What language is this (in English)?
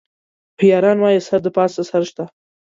Pashto